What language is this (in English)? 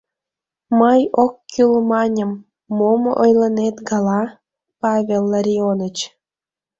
Mari